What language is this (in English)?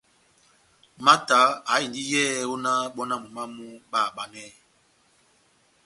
Batanga